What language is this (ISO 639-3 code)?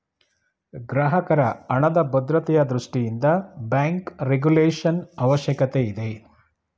kan